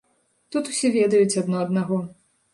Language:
Belarusian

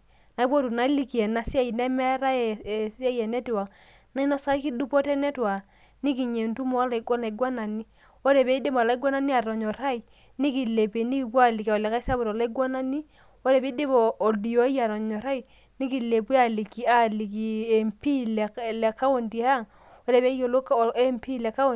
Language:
Masai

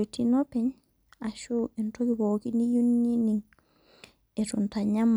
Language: Masai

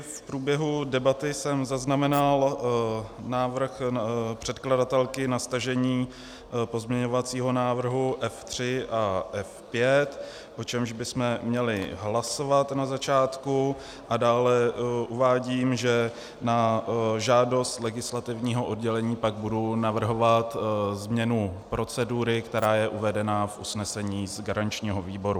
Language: Czech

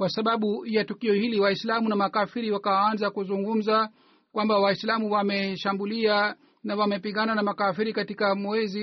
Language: Swahili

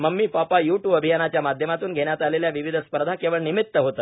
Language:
Marathi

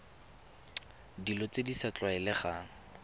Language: Tswana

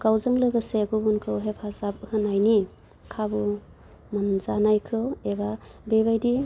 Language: Bodo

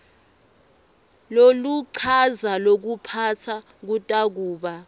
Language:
Swati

